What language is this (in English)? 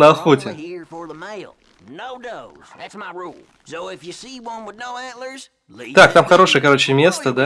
Russian